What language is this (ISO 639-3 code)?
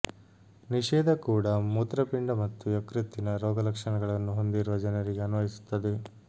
kan